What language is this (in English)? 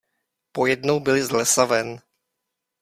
Czech